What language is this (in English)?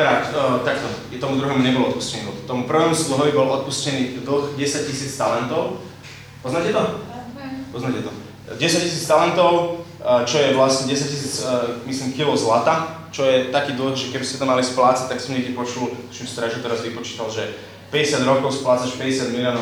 Slovak